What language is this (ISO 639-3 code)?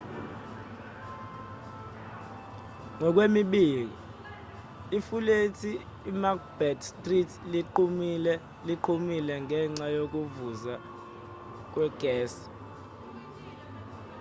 zul